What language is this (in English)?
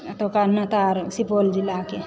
Maithili